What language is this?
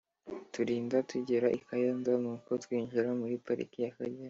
Kinyarwanda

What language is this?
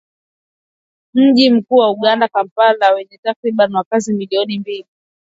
Swahili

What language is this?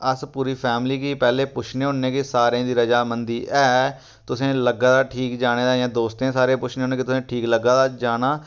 Dogri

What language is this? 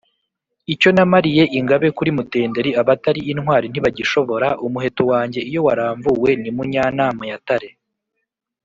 Kinyarwanda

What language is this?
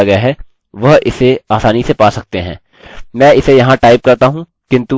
Hindi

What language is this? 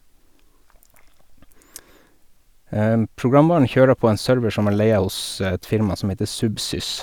Norwegian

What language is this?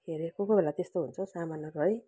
Nepali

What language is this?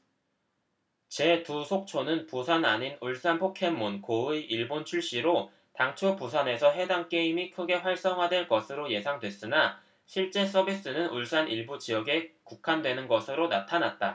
Korean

